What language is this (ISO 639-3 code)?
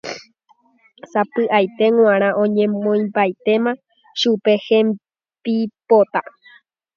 grn